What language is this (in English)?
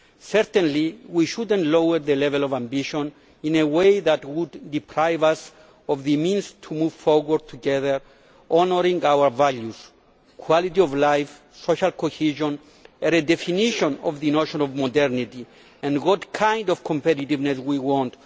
English